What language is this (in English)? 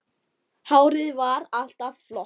Icelandic